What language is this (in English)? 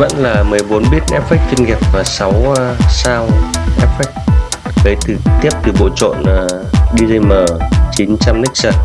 Vietnamese